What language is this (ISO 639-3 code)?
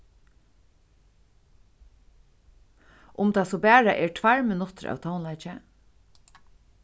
fao